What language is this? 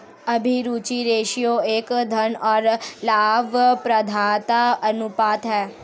Hindi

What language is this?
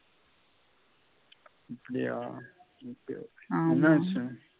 Tamil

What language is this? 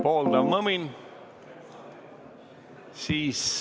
Estonian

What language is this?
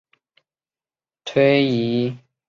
Chinese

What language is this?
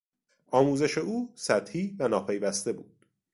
Persian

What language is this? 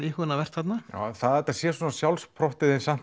Icelandic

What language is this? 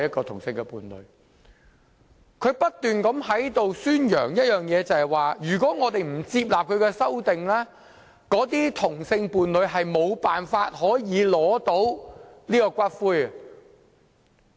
Cantonese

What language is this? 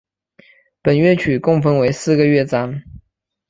Chinese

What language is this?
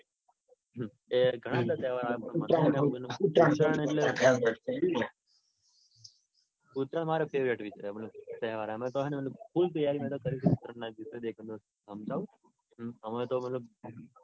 Gujarati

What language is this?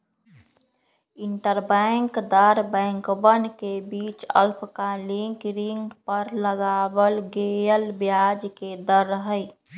Magahi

